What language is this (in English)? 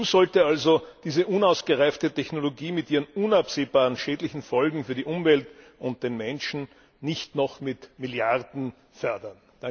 German